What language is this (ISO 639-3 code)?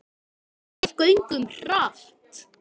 isl